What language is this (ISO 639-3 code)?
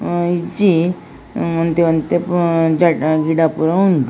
tcy